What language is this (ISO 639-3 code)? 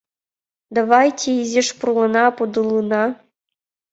chm